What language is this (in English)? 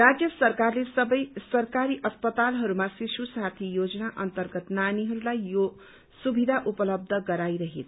Nepali